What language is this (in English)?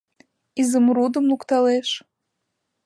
Mari